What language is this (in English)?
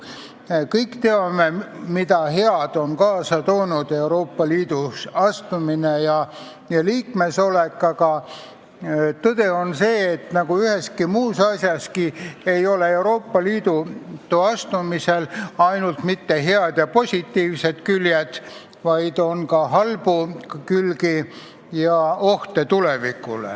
Estonian